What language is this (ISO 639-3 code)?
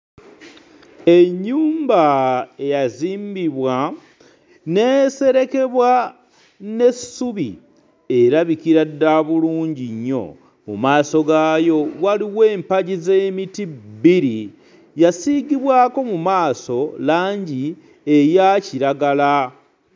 lug